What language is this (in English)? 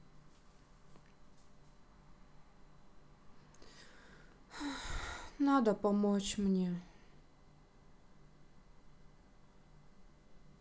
Russian